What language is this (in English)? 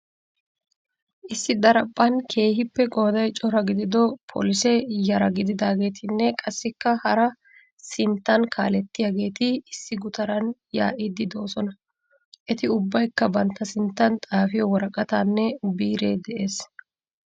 Wolaytta